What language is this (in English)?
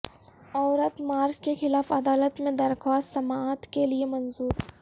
Urdu